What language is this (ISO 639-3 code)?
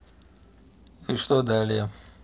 rus